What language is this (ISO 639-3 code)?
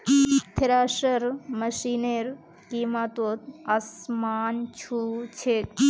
mag